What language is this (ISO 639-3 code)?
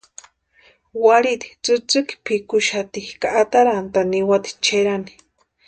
pua